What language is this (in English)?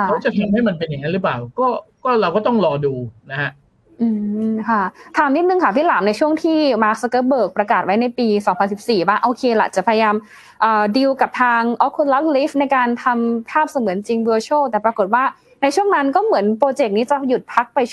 Thai